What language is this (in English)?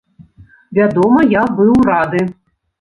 Belarusian